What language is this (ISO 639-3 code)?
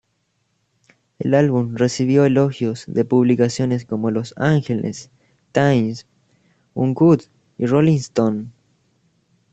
spa